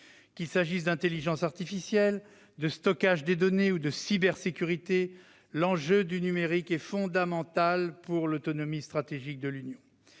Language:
French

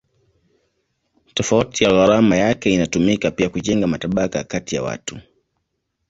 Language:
Swahili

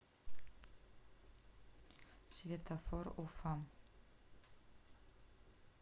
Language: Russian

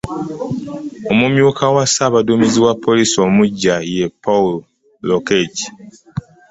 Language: Ganda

